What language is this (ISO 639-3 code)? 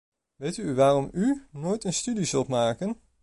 nld